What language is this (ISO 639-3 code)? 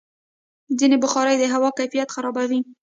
pus